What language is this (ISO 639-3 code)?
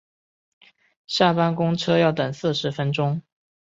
zho